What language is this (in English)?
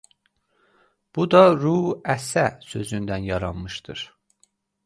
Azerbaijani